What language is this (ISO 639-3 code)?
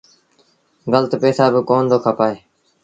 sbn